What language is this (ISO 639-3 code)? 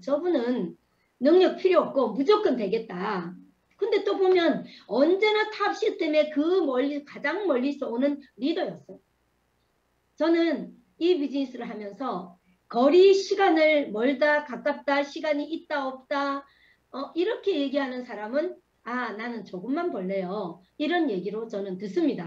kor